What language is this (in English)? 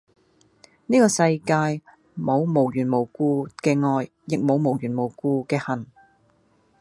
Cantonese